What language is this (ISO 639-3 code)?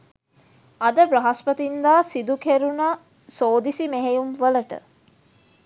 sin